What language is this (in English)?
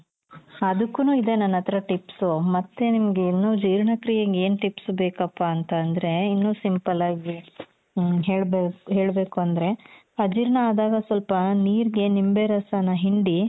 Kannada